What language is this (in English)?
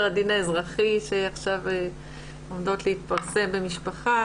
Hebrew